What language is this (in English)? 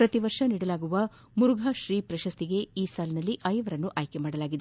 Kannada